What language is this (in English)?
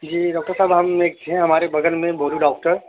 Urdu